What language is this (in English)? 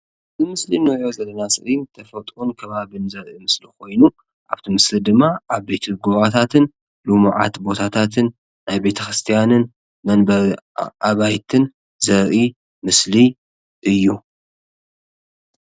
Tigrinya